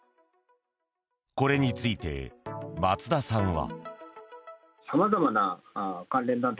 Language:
Japanese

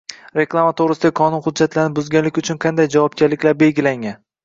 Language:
Uzbek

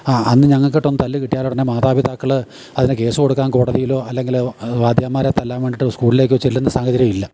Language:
Malayalam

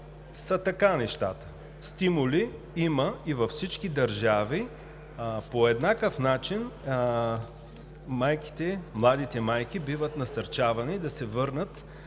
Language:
Bulgarian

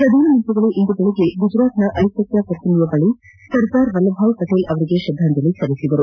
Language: Kannada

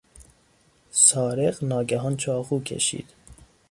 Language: Persian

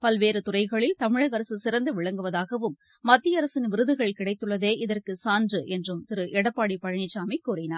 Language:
Tamil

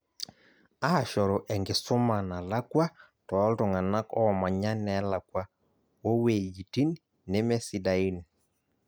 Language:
Masai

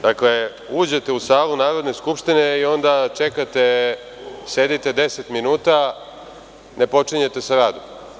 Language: Serbian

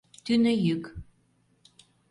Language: Mari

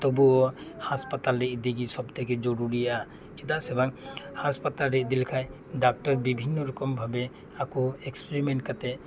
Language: Santali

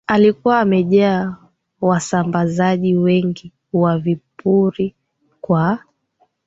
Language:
Swahili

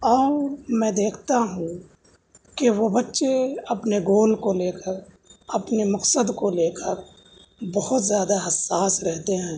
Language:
Urdu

